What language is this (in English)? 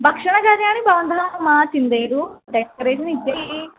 Sanskrit